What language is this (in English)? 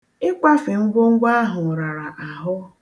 Igbo